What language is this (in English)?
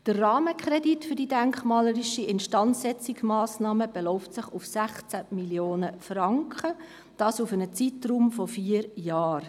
Swiss German